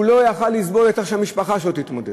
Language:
Hebrew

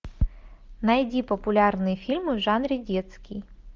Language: Russian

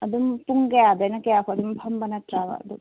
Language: Manipuri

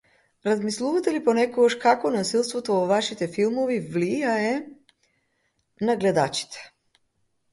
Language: Macedonian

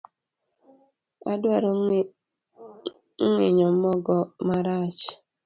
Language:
Luo (Kenya and Tanzania)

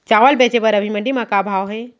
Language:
Chhattisgarhi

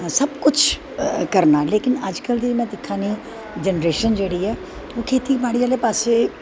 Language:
Dogri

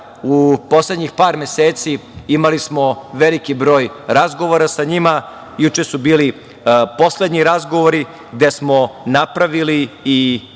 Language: Serbian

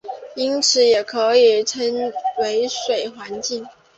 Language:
Chinese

